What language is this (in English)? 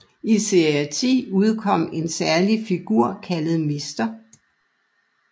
Danish